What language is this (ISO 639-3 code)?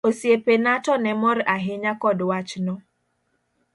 luo